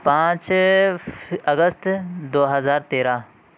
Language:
Urdu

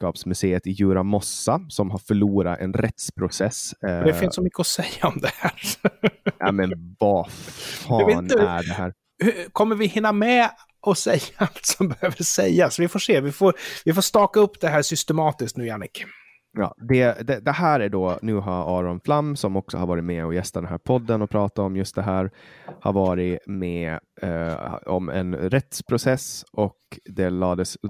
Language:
Swedish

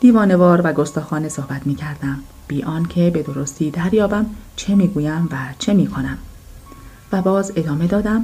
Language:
Persian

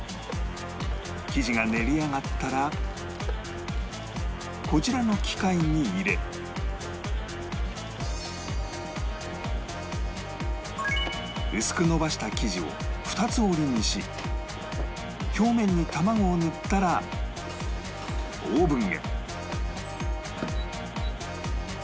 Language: Japanese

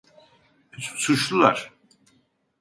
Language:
Turkish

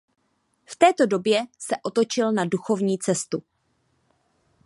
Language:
Czech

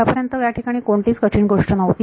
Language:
Marathi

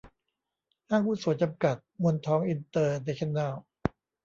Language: Thai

